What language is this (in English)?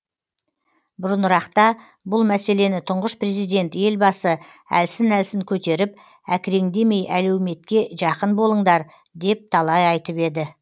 Kazakh